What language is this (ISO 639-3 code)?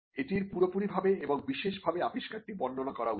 ben